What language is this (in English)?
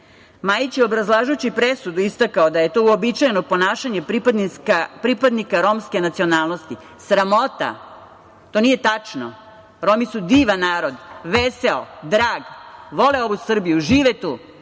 Serbian